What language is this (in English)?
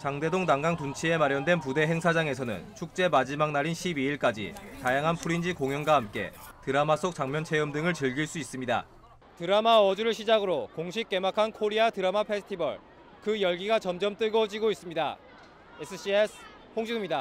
Korean